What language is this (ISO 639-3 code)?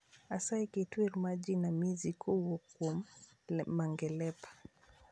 luo